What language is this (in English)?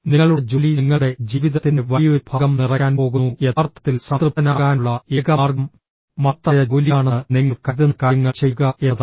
Malayalam